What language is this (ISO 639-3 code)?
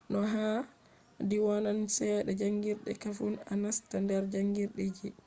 ful